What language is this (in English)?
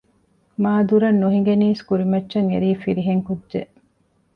Divehi